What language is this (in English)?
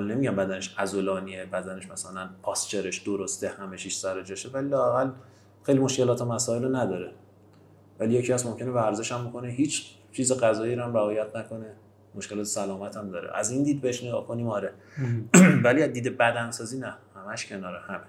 Persian